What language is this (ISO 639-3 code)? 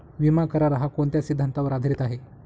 mar